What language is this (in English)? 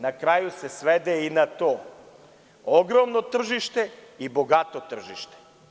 Serbian